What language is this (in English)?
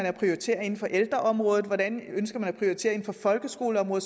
Danish